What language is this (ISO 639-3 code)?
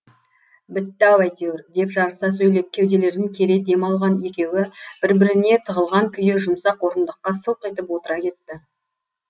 kaz